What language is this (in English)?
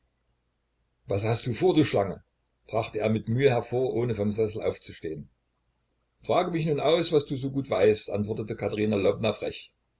German